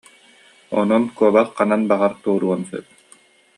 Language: Yakut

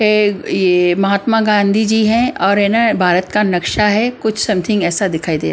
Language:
Hindi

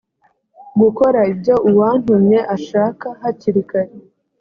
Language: Kinyarwanda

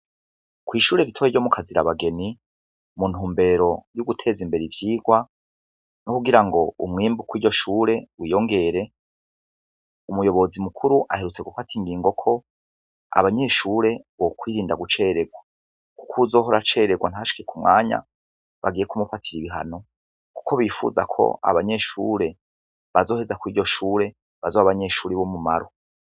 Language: Rundi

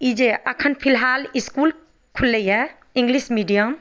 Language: Maithili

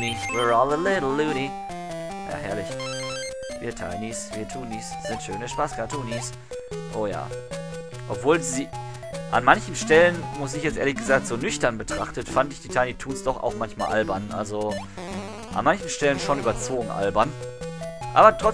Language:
German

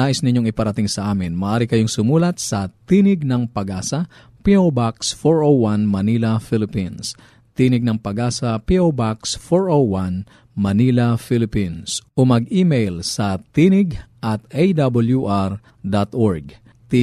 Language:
Filipino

